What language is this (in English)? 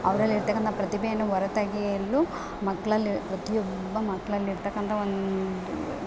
Kannada